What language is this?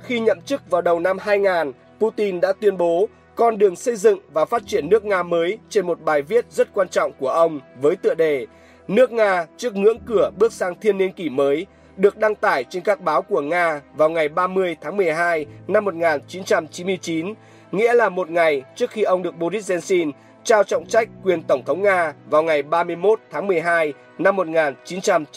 Vietnamese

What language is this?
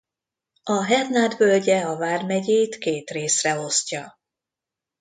Hungarian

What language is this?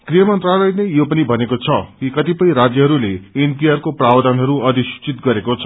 Nepali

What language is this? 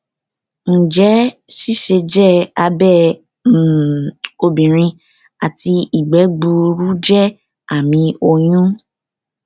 Yoruba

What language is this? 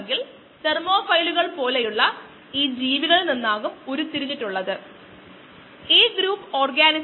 Malayalam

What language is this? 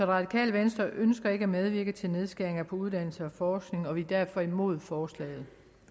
Danish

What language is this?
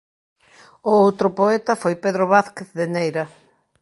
Galician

